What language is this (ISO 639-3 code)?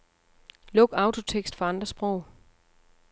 dan